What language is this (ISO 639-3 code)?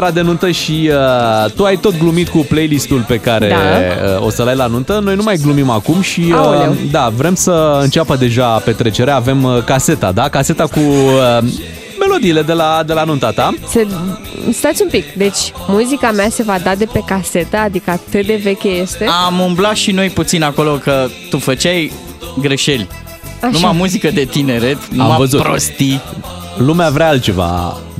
ron